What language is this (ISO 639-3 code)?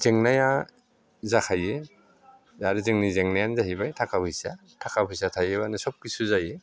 brx